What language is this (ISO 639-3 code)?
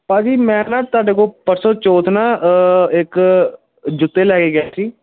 pan